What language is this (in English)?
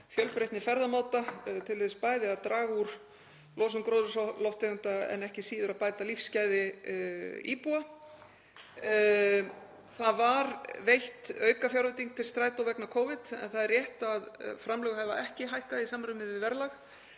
Icelandic